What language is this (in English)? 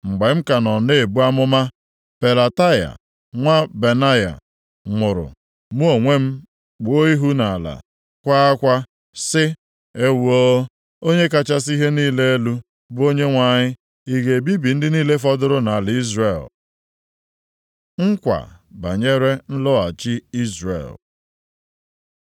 Igbo